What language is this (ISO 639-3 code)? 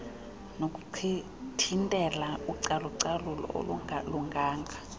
xho